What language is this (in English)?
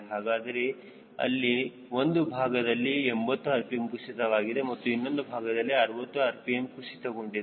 Kannada